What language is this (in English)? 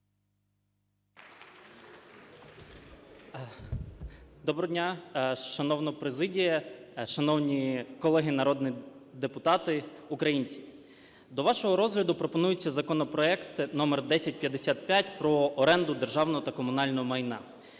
Ukrainian